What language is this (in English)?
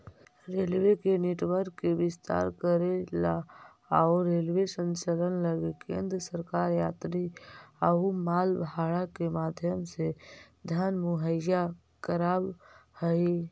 Magahi